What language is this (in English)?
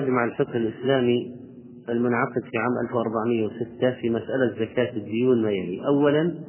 Arabic